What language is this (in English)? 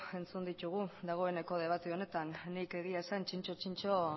Basque